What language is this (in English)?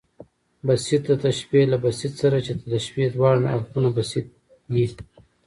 Pashto